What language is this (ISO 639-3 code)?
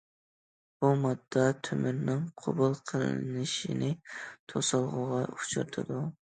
uig